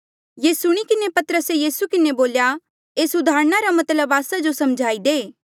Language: Mandeali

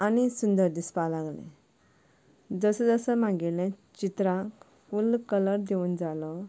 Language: Konkani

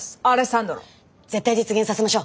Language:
Japanese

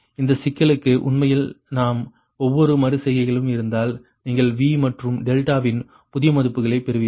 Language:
Tamil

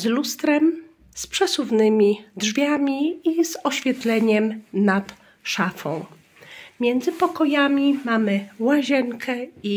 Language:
Polish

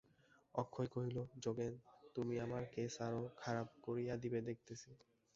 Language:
Bangla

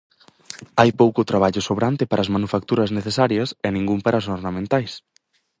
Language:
Galician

